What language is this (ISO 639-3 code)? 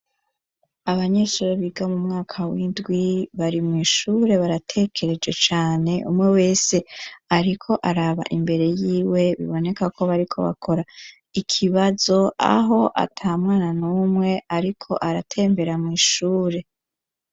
run